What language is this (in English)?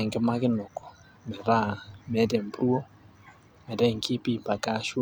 Masai